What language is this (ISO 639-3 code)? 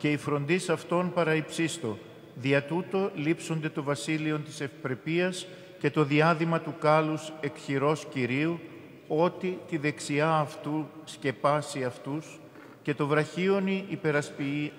ell